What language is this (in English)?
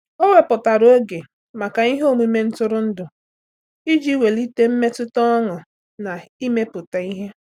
Igbo